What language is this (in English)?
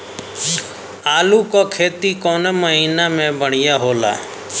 Bhojpuri